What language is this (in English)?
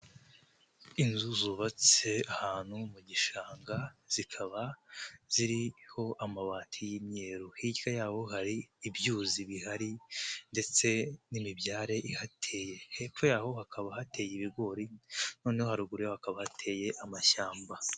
Kinyarwanda